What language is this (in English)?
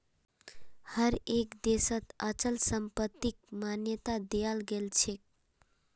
Magahi